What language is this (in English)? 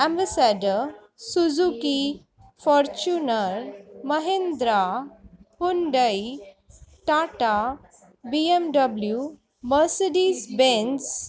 Sindhi